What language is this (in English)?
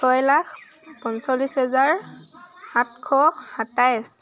Assamese